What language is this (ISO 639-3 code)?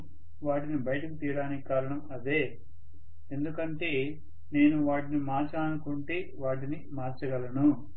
tel